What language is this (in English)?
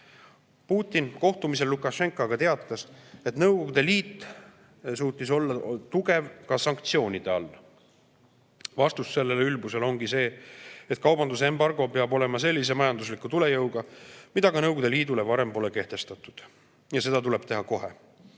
Estonian